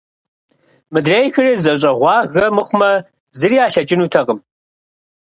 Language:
Kabardian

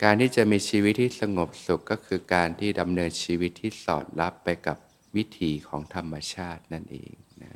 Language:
Thai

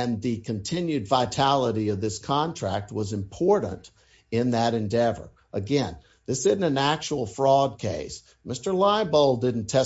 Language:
English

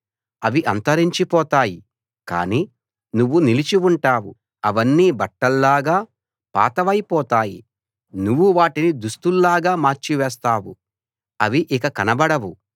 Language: Telugu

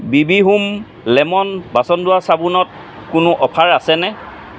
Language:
Assamese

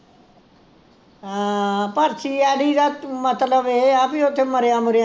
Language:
Punjabi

